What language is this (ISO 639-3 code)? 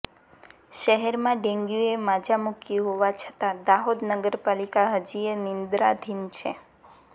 guj